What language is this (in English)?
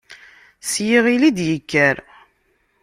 Kabyle